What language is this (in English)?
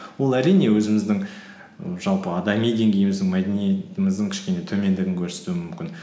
Kazakh